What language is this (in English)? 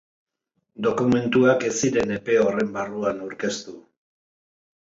Basque